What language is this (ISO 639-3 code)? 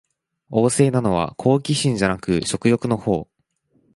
jpn